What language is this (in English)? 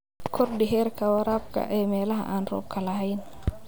Somali